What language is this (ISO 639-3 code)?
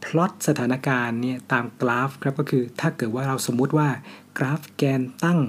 tha